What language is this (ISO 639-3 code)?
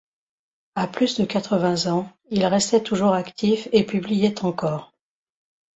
fra